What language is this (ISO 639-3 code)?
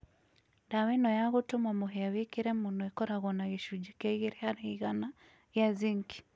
kik